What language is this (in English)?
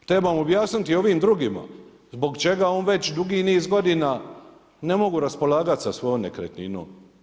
Croatian